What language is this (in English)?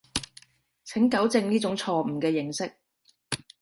Cantonese